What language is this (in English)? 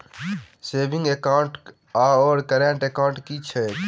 Maithili